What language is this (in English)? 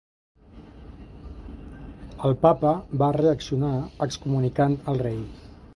Catalan